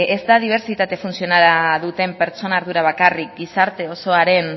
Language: Basque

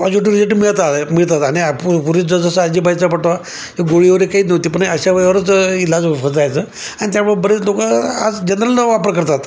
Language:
Marathi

